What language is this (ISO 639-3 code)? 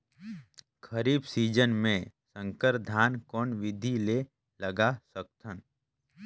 hne